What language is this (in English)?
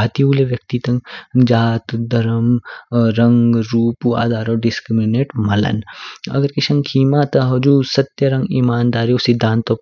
Kinnauri